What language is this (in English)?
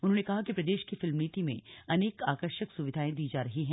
Hindi